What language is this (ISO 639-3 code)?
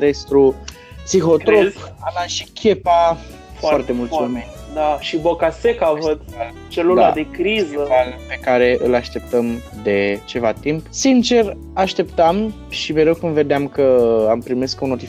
ron